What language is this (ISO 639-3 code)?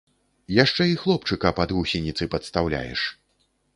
bel